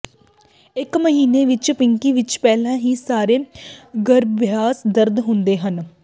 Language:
Punjabi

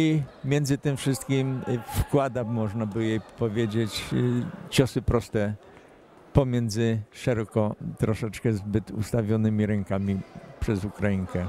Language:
Polish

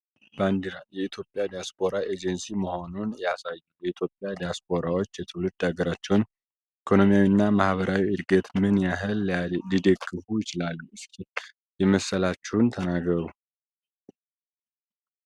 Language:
Amharic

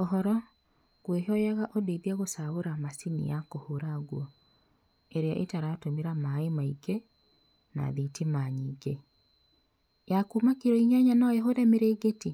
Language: Kikuyu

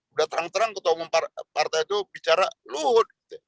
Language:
Indonesian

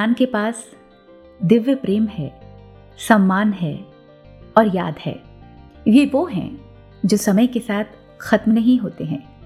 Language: Hindi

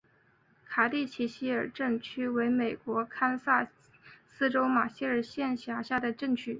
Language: Chinese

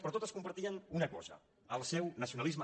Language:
Catalan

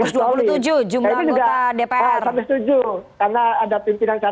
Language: Indonesian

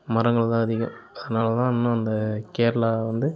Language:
Tamil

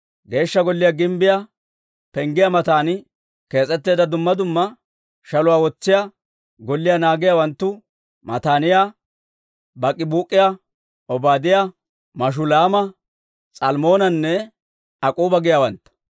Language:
Dawro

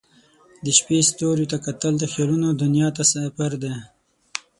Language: Pashto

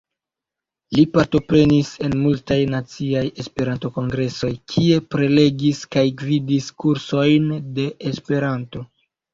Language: Esperanto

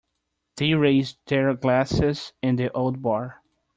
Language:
English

